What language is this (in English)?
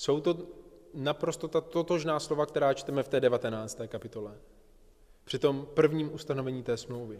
Czech